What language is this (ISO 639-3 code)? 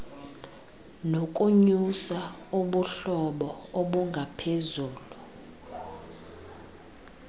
xho